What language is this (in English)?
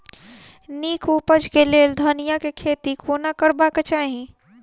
Maithili